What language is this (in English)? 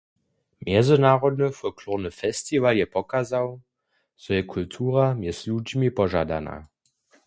Upper Sorbian